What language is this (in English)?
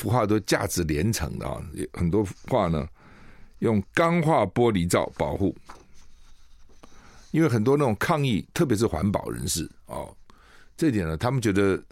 Chinese